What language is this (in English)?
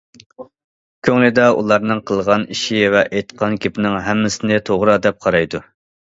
Uyghur